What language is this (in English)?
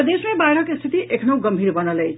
Maithili